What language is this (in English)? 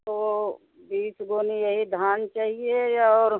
Hindi